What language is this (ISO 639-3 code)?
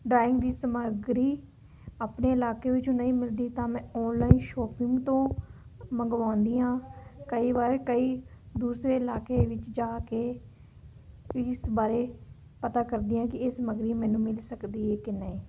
pan